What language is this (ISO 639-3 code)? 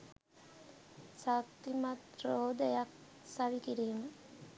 sin